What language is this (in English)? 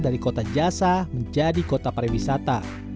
Indonesian